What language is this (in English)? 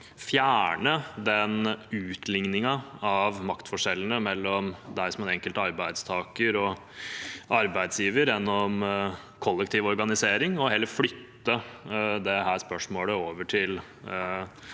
Norwegian